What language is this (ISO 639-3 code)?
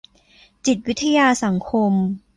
tha